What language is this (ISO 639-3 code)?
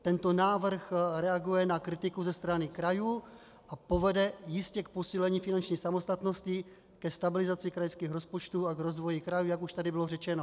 ces